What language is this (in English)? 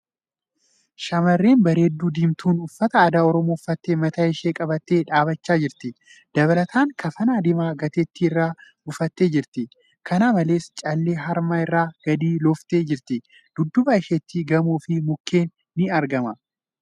Oromo